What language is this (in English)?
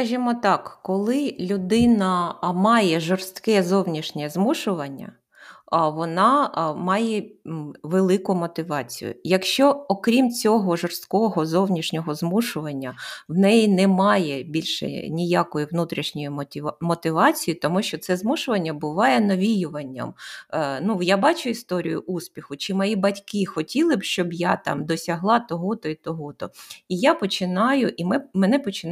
Ukrainian